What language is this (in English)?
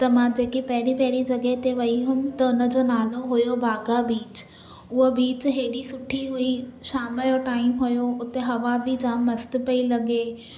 Sindhi